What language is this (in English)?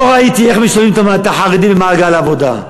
Hebrew